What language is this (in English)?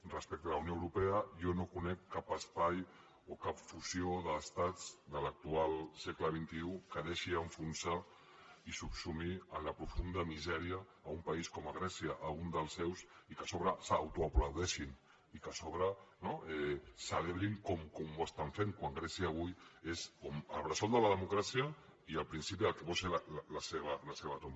Catalan